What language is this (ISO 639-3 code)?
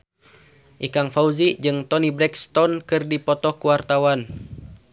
sun